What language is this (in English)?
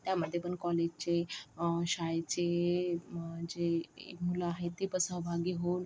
Marathi